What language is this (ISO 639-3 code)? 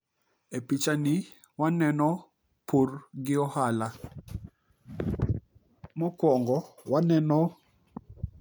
luo